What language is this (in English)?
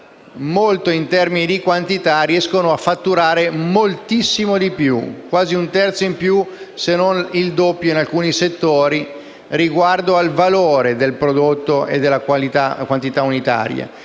Italian